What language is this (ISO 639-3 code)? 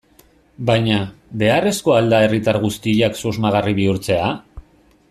eus